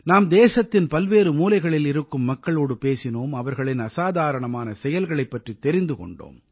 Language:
Tamil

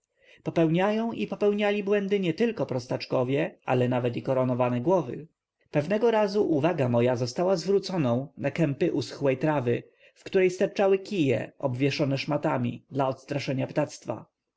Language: Polish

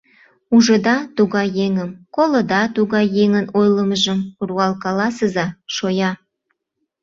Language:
Mari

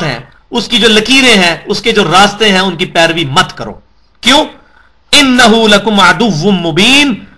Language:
Urdu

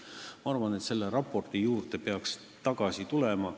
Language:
Estonian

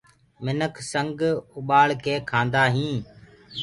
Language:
Gurgula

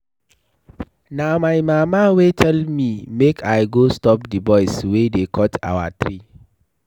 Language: Nigerian Pidgin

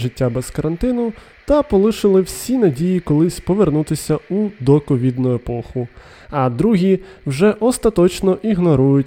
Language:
Ukrainian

